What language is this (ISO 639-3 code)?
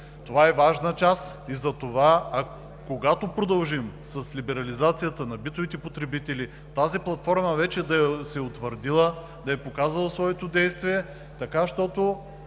bul